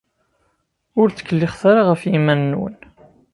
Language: Kabyle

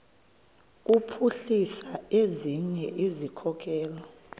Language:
Xhosa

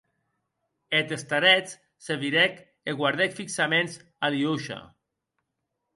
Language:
Occitan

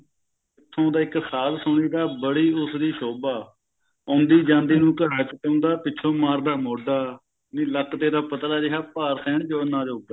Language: Punjabi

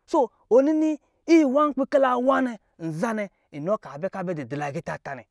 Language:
Lijili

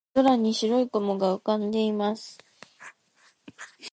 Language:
Japanese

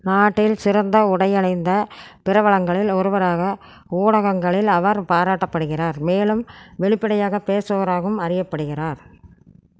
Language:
Tamil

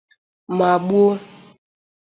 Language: Igbo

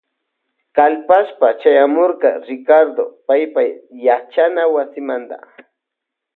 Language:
Loja Highland Quichua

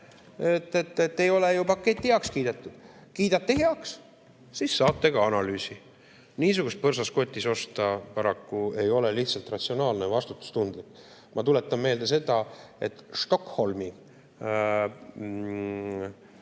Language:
Estonian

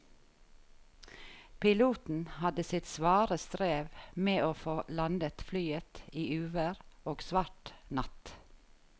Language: Norwegian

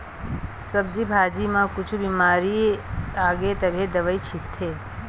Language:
Chhattisgarhi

